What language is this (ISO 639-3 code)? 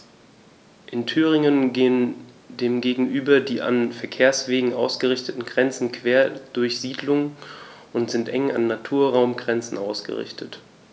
deu